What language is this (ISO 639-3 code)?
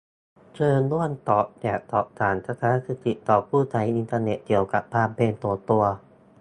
tha